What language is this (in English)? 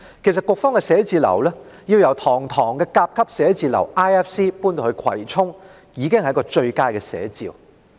Cantonese